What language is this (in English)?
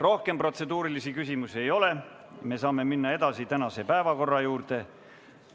Estonian